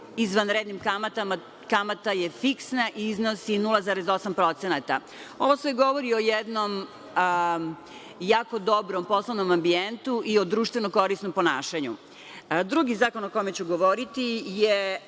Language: Serbian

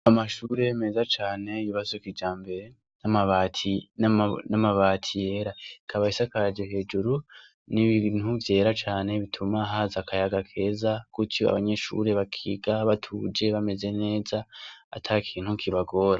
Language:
Rundi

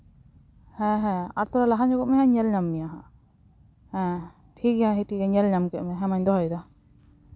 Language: Santali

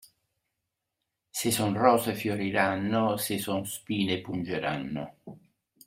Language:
Italian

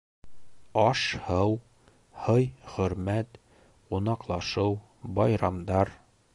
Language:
Bashkir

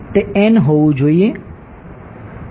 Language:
Gujarati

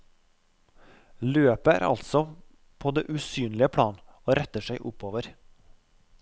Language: Norwegian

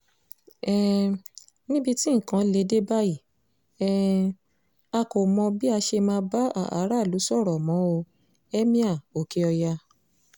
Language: Yoruba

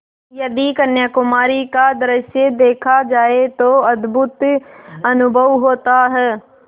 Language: Hindi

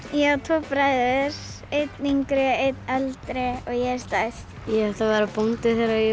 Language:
Icelandic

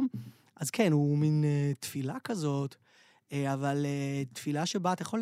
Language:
Hebrew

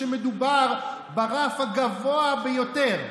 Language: Hebrew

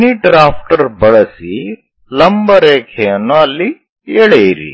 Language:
Kannada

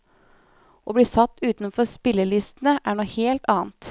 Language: Norwegian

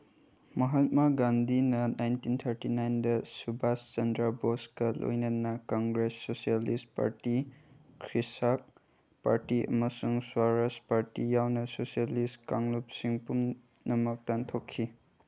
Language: Manipuri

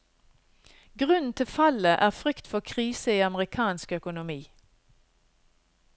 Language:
Norwegian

